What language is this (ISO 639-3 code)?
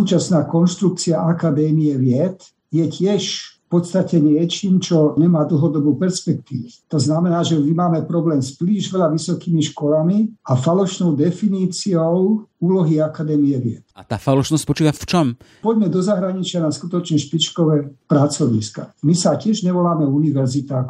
slk